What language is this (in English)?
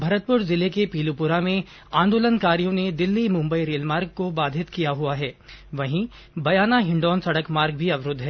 Hindi